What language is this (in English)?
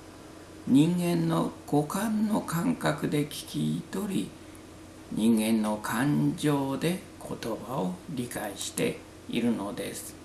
Japanese